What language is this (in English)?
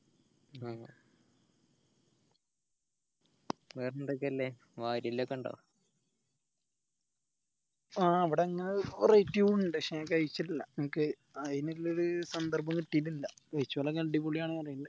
Malayalam